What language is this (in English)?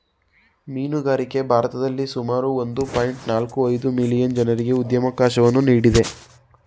Kannada